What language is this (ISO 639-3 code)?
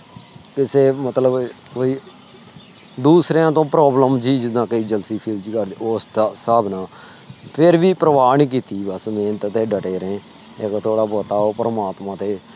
pan